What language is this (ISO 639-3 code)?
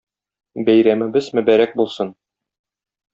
tat